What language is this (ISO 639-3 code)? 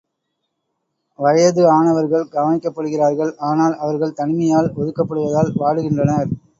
tam